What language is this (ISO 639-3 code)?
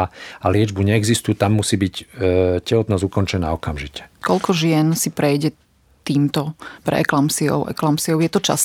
slk